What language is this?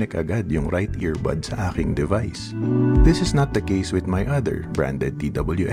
Filipino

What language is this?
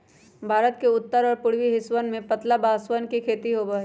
Magahi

